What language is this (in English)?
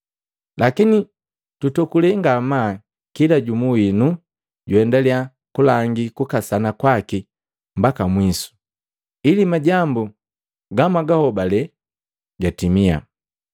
Matengo